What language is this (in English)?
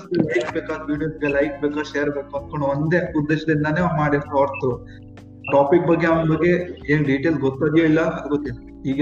Kannada